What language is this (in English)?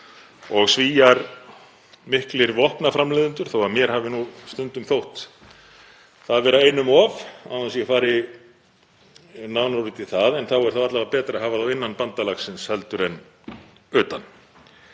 Icelandic